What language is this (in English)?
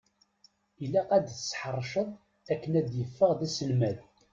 Kabyle